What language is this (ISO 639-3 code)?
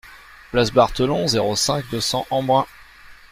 fra